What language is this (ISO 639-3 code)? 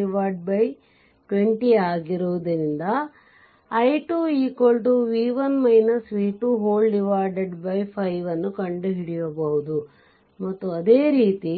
kan